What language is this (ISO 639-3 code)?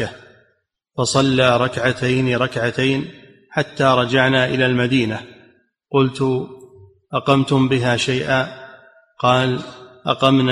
ara